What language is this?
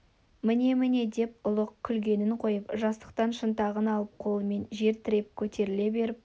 Kazakh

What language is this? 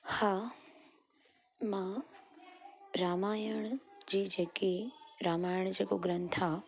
Sindhi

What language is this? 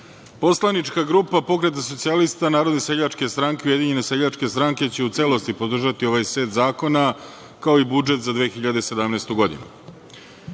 Serbian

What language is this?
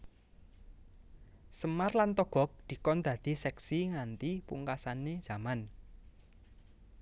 Javanese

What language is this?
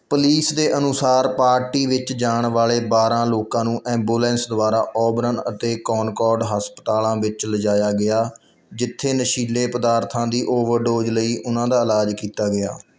Punjabi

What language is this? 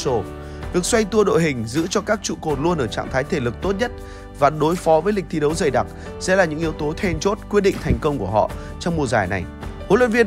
Vietnamese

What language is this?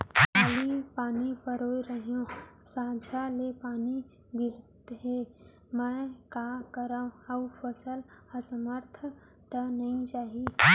Chhattisgarhi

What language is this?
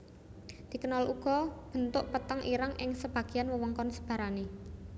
Javanese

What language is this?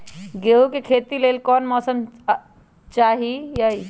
Magahi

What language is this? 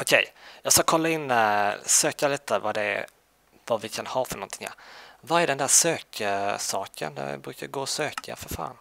Swedish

